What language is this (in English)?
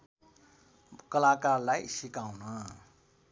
Nepali